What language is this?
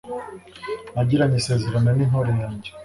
Kinyarwanda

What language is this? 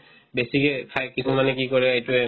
Assamese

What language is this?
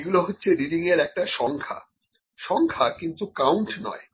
Bangla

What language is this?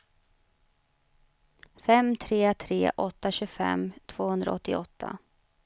Swedish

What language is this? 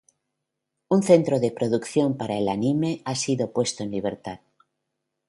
Spanish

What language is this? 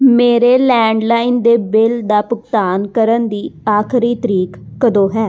Punjabi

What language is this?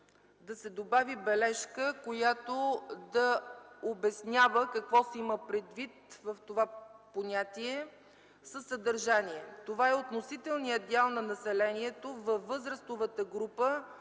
Bulgarian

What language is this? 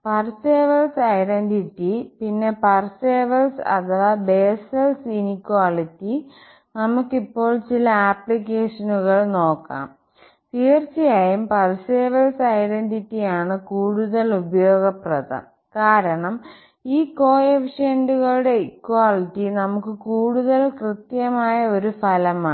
Malayalam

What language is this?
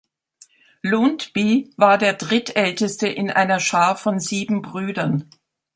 German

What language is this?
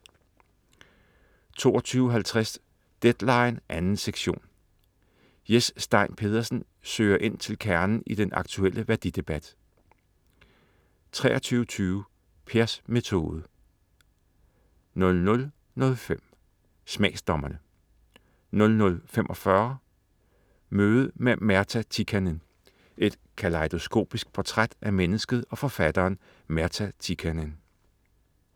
Danish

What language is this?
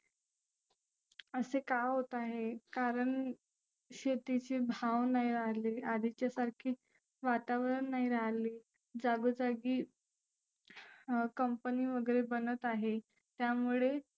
Marathi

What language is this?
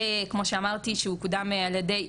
Hebrew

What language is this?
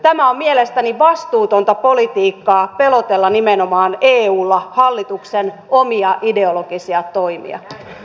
Finnish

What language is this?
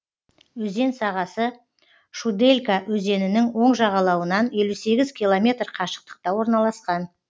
Kazakh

